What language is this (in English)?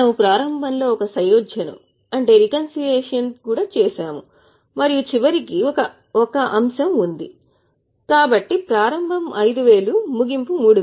Telugu